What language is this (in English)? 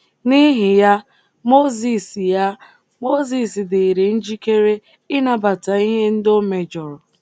Igbo